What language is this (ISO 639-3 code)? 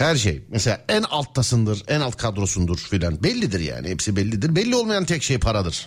tur